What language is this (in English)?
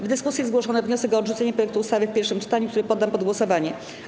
Polish